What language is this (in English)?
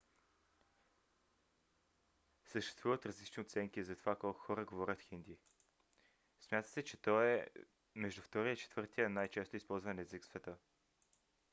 Bulgarian